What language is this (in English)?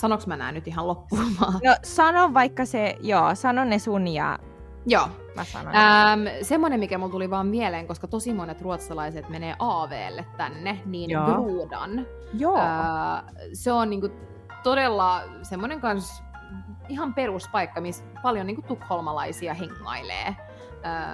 Finnish